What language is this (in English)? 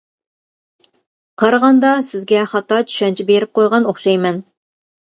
Uyghur